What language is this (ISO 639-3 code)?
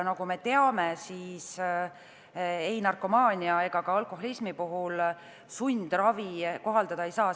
est